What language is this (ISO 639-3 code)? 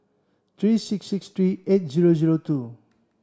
eng